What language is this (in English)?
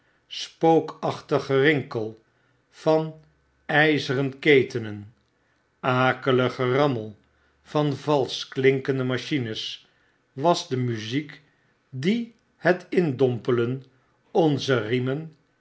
Dutch